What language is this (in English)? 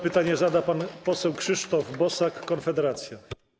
Polish